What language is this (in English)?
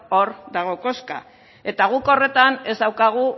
Basque